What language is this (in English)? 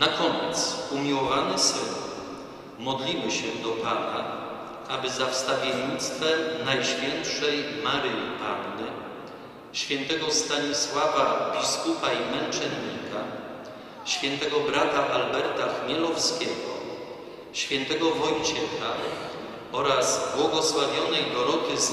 Polish